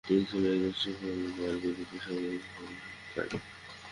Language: Bangla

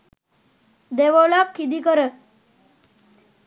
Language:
Sinhala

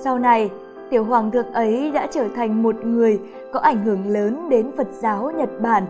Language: Vietnamese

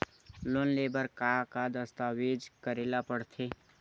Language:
Chhattisgarhi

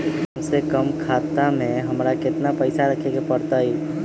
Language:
Magahi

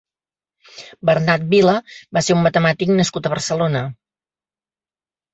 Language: Catalan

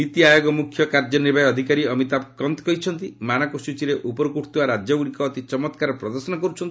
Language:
Odia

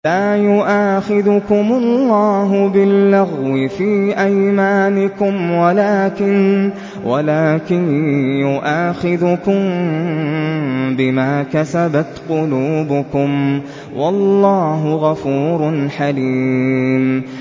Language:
Arabic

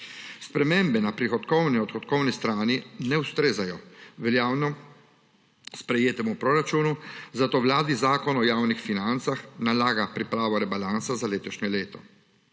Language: Slovenian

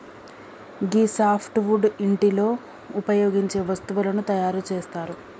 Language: Telugu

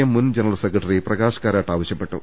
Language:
Malayalam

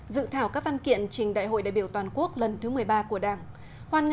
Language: Vietnamese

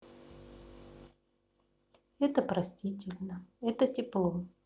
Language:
Russian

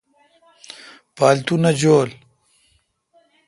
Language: Kalkoti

